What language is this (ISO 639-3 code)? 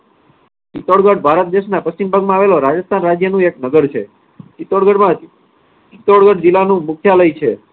guj